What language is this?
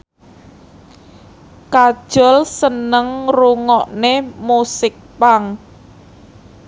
Javanese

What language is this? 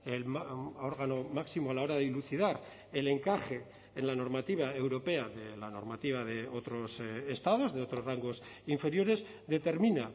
Spanish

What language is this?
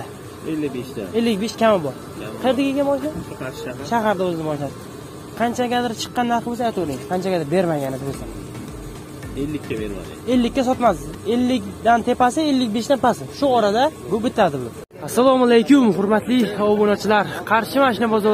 Turkish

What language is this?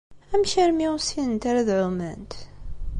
Kabyle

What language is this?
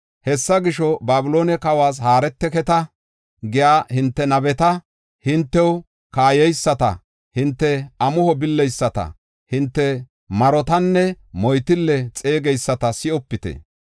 Gofa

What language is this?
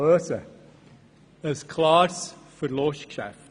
Swiss German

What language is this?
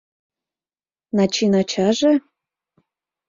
Mari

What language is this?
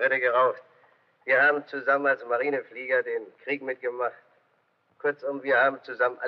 German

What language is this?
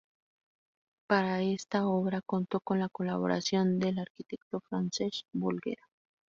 Spanish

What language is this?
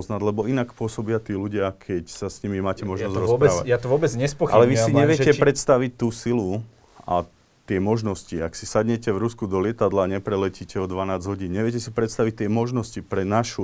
Slovak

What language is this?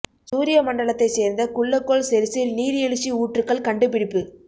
Tamil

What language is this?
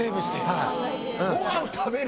Japanese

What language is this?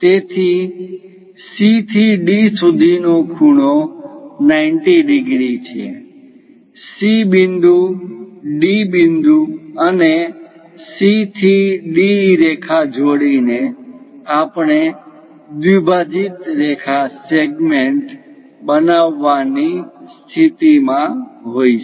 Gujarati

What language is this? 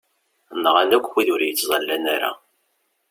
Kabyle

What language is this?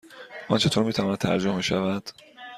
Persian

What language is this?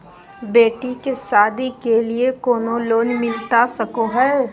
Magahi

